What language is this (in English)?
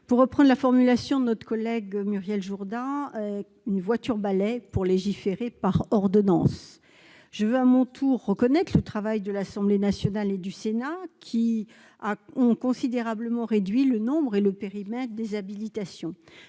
French